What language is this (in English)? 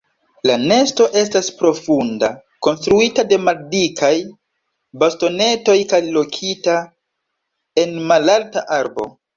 Esperanto